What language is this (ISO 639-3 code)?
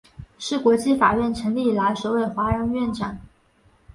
zho